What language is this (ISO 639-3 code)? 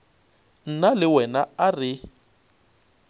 nso